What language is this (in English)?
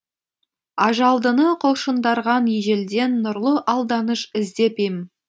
Kazakh